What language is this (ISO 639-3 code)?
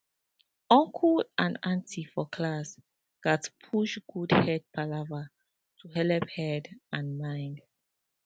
pcm